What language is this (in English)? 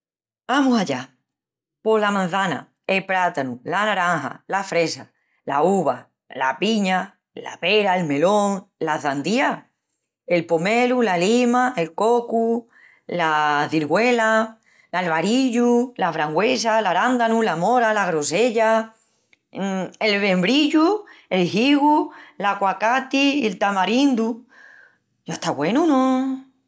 Extremaduran